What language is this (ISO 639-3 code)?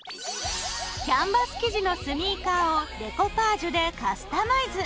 jpn